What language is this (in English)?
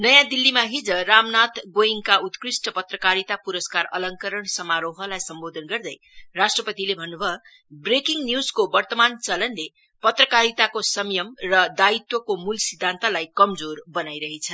Nepali